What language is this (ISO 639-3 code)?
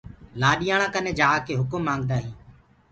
ggg